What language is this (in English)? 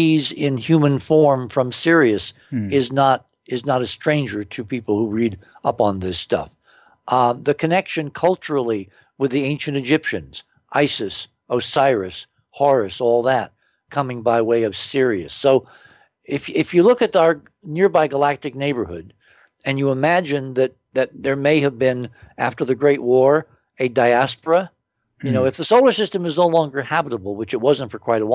English